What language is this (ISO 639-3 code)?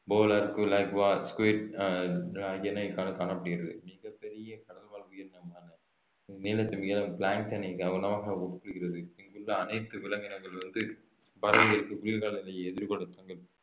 tam